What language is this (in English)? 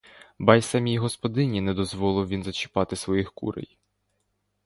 Ukrainian